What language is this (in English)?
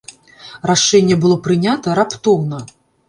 Belarusian